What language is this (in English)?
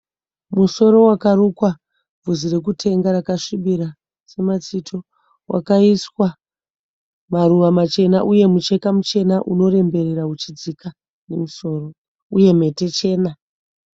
Shona